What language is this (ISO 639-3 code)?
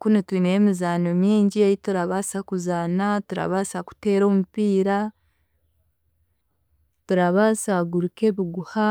cgg